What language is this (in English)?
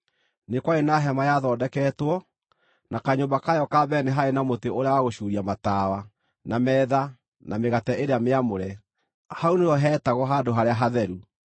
Kikuyu